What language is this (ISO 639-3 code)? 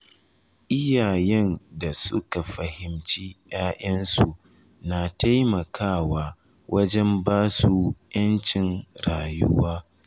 hau